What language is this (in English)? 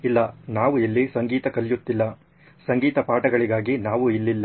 Kannada